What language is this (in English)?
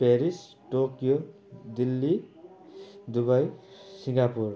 Nepali